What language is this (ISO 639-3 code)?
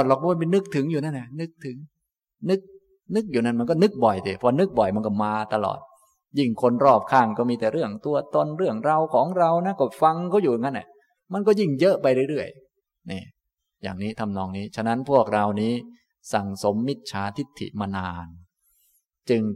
tha